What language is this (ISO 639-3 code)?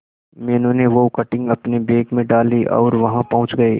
hin